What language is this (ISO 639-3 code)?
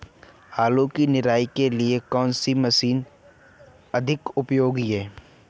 hin